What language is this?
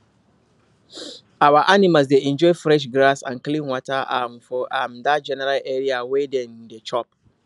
Nigerian Pidgin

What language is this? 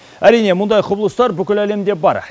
Kazakh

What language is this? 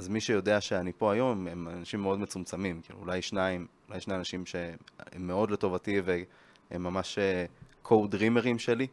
Hebrew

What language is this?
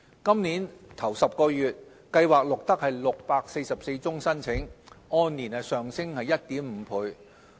Cantonese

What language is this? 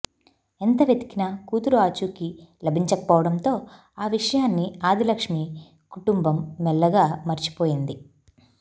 Telugu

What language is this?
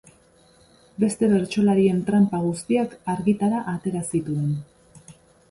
Basque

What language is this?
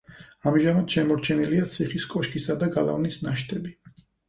Georgian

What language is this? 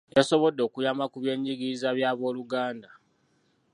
Ganda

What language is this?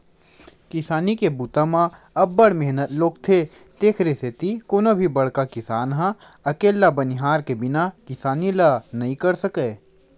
Chhattisgarhi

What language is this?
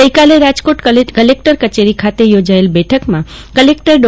Gujarati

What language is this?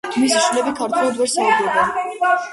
Georgian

